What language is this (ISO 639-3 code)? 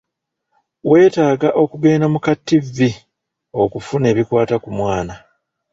lug